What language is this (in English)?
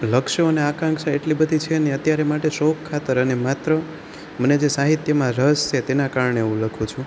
Gujarati